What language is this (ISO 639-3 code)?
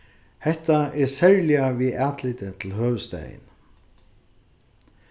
fao